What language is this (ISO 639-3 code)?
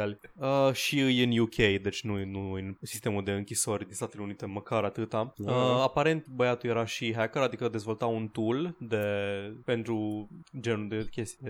ron